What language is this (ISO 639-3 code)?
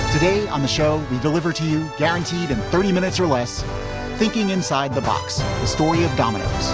eng